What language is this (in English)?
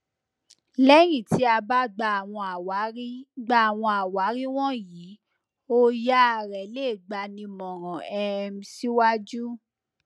Yoruba